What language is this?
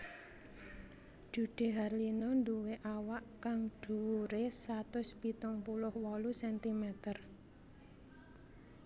Javanese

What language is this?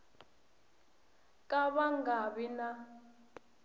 Tsonga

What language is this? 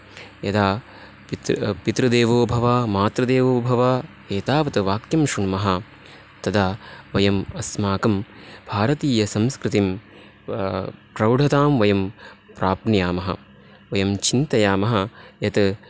Sanskrit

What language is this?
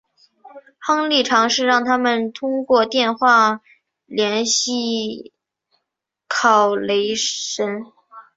Chinese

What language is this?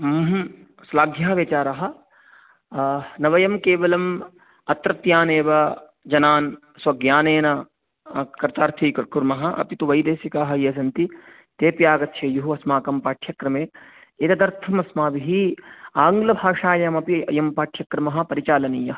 Sanskrit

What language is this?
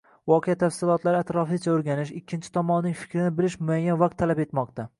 Uzbek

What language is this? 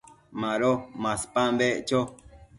Matsés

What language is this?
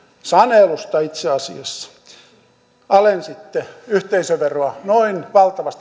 Finnish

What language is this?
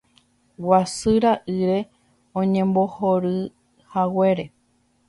Guarani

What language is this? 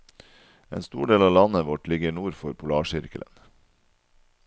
Norwegian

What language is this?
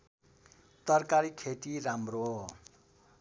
Nepali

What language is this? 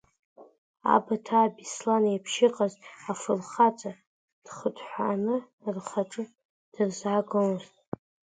Abkhazian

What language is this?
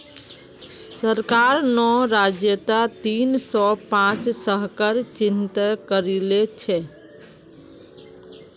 Magahi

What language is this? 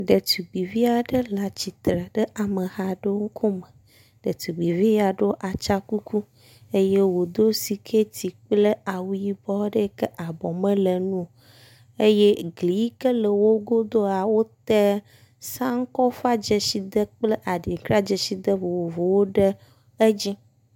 Ewe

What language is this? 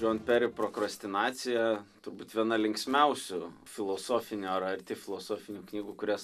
Lithuanian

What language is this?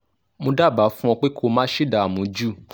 Yoruba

